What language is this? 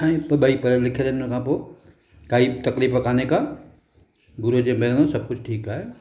Sindhi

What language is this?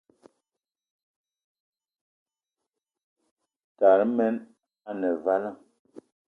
Eton (Cameroon)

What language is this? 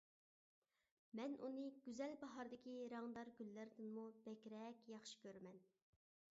Uyghur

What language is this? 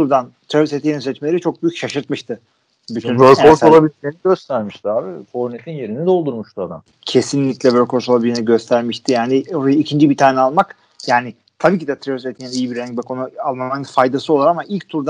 Turkish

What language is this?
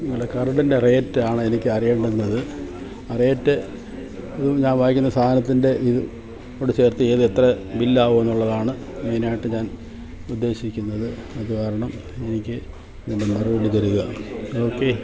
Malayalam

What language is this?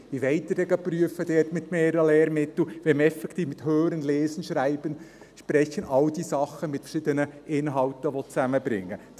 Swiss German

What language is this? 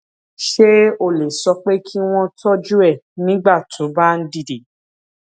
Yoruba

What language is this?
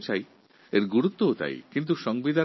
Bangla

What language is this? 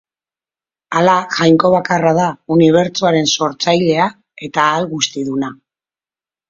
Basque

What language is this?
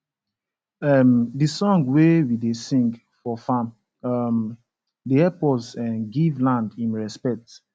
Nigerian Pidgin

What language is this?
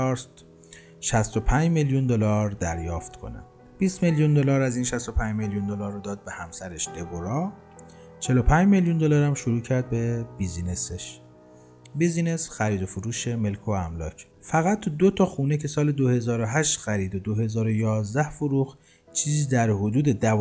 Persian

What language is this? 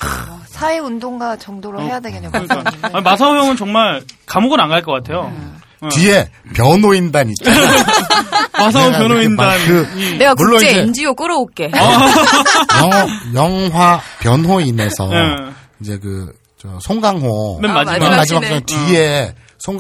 Korean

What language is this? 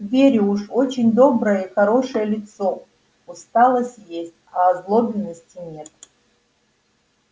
Russian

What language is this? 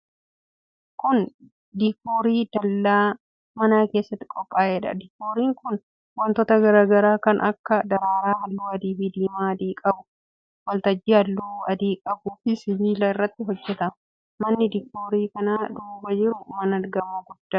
Oromo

